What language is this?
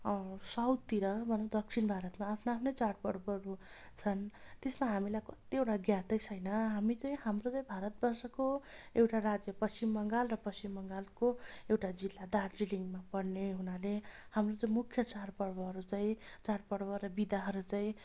Nepali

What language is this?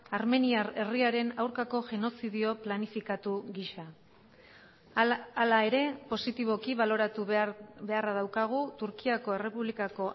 Basque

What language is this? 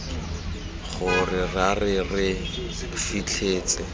Tswana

